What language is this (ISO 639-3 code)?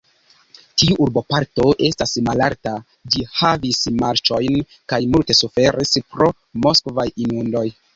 epo